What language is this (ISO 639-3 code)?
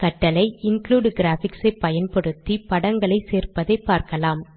tam